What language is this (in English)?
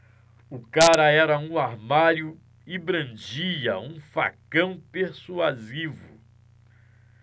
Portuguese